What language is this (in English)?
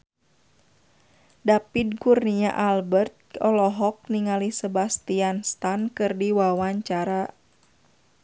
Sundanese